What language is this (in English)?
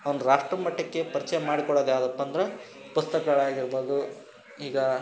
Kannada